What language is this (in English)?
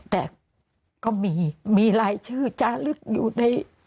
Thai